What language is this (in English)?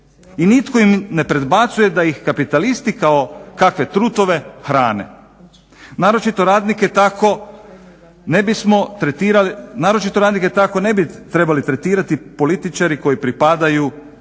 Croatian